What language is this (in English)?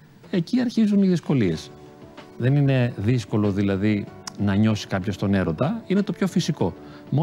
Greek